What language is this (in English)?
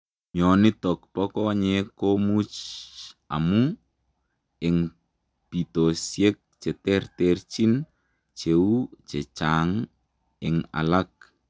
Kalenjin